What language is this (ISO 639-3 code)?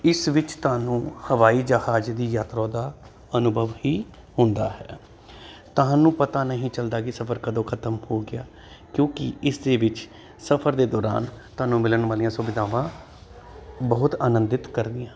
pan